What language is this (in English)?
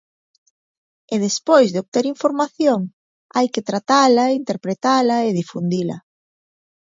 Galician